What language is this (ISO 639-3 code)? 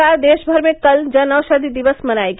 hin